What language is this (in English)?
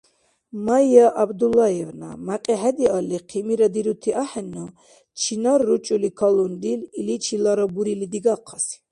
Dargwa